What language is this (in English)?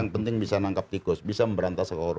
Indonesian